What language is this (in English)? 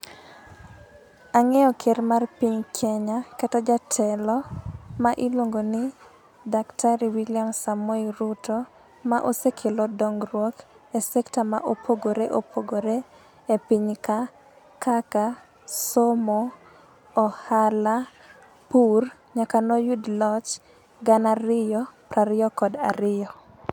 Luo (Kenya and Tanzania)